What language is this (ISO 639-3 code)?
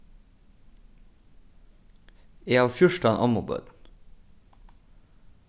fao